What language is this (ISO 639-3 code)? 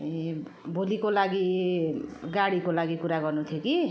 nep